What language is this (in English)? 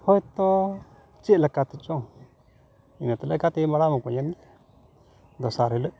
Santali